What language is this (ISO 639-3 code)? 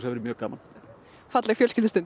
isl